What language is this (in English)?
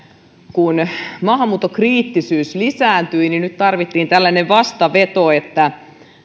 Finnish